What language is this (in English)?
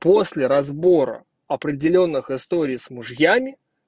Russian